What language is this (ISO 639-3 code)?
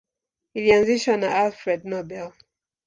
swa